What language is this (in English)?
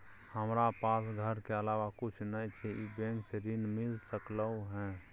Maithili